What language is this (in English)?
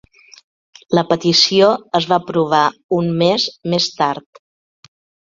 Catalan